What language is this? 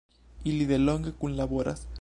Esperanto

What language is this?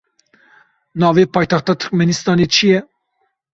Kurdish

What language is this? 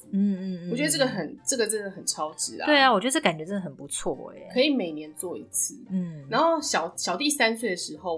Chinese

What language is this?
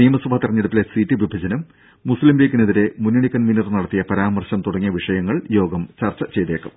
Malayalam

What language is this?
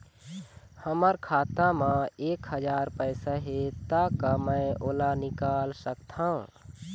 Chhattisgarhi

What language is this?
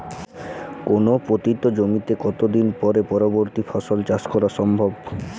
Bangla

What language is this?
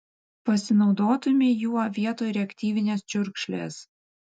Lithuanian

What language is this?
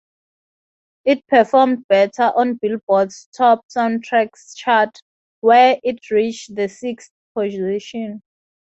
English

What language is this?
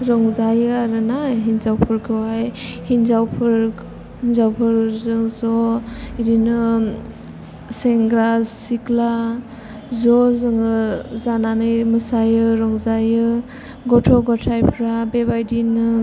Bodo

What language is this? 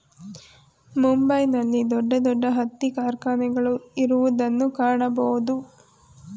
Kannada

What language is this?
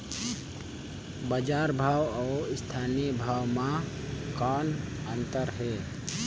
Chhattisgarhi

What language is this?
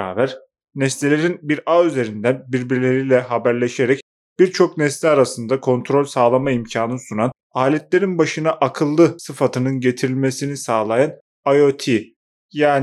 Turkish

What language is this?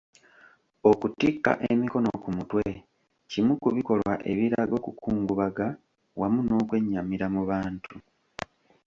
Ganda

